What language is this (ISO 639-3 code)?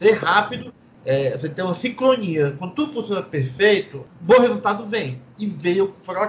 por